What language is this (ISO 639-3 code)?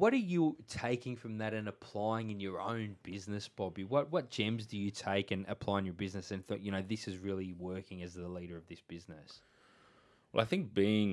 eng